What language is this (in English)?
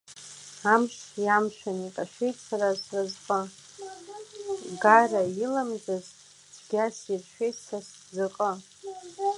Abkhazian